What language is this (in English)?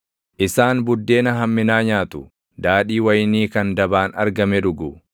Oromo